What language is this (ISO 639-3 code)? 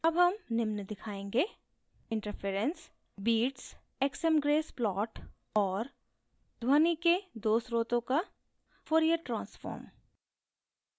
hin